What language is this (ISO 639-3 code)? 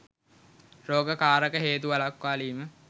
sin